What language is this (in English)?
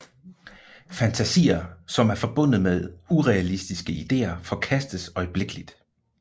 Danish